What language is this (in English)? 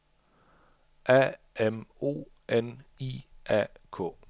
Danish